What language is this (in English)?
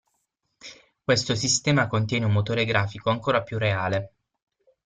Italian